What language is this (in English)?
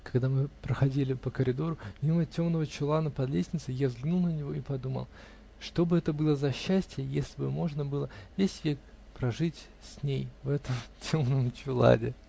Russian